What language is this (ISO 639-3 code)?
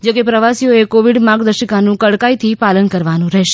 guj